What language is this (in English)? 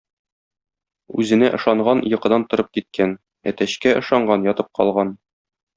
Tatar